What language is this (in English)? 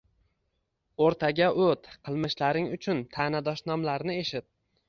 Uzbek